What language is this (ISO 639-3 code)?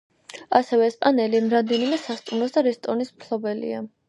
kat